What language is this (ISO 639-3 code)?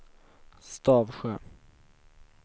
swe